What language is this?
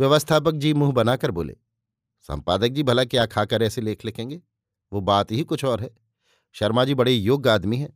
Hindi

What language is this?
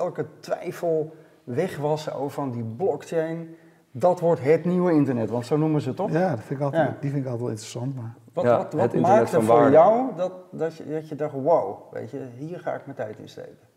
Dutch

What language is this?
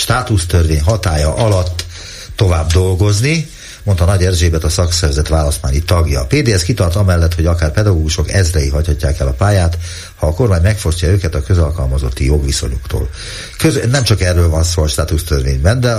Hungarian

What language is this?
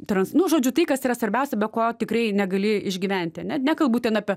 Lithuanian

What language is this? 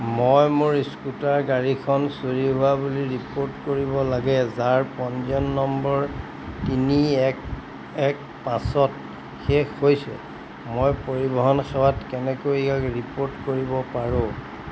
Assamese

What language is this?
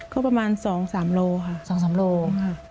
Thai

